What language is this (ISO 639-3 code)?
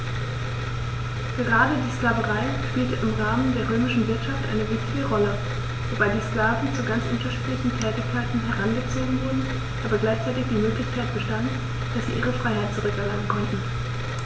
deu